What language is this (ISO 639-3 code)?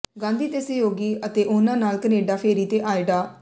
pan